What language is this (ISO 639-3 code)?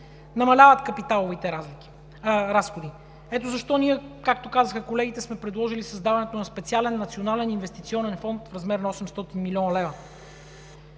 bul